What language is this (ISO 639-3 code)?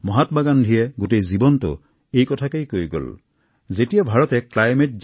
asm